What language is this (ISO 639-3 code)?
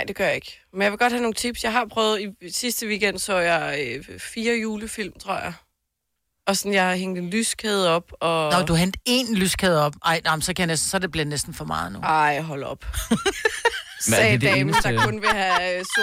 dan